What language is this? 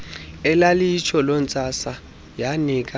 Xhosa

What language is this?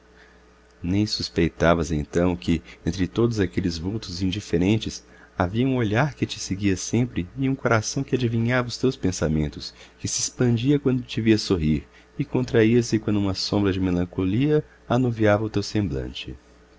Portuguese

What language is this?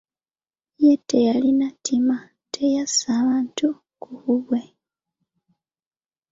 Ganda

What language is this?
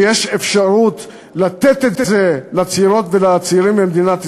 Hebrew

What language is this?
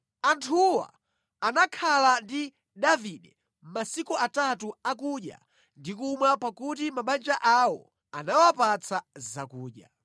Nyanja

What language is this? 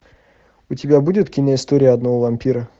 Russian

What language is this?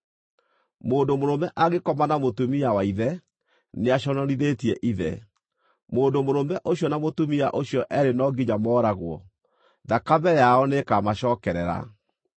Kikuyu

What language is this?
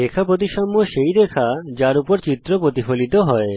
Bangla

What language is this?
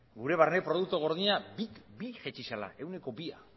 Basque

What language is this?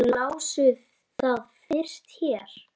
Icelandic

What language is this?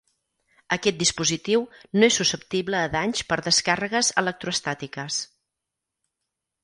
Catalan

